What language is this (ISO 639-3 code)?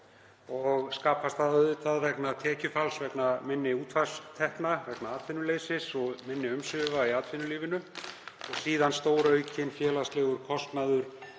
isl